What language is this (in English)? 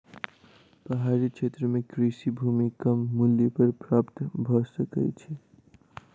Maithili